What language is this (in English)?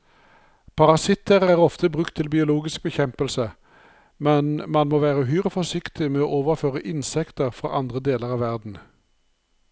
Norwegian